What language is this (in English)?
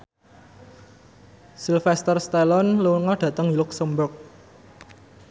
Javanese